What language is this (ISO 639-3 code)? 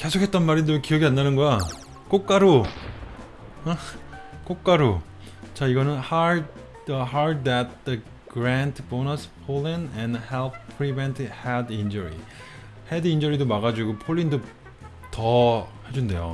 kor